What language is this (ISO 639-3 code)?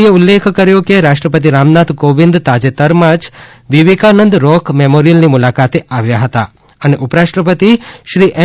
guj